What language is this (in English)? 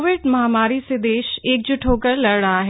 Hindi